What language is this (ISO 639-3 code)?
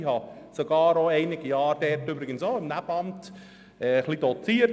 gsw